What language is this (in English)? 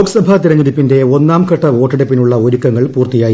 Malayalam